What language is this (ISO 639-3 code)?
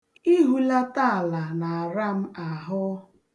ibo